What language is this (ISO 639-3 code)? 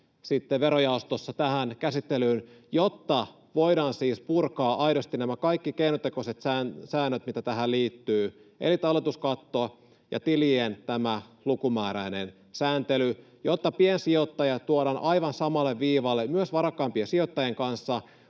fin